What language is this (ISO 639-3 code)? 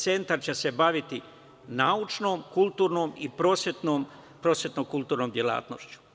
srp